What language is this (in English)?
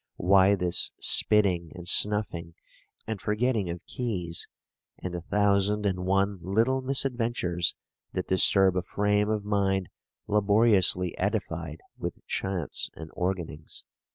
English